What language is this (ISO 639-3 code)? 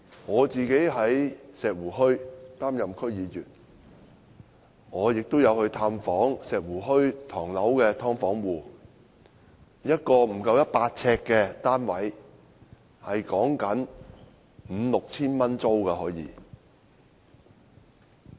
yue